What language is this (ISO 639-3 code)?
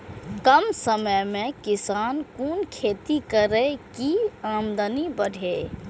mai